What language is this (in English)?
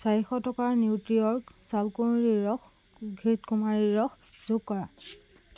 Assamese